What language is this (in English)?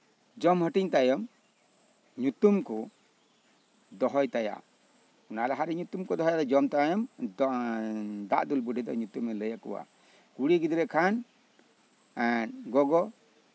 Santali